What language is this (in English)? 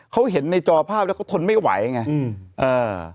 Thai